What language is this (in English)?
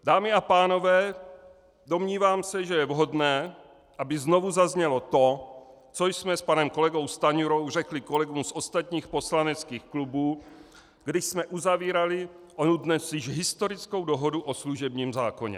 Czech